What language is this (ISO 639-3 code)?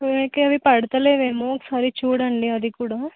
tel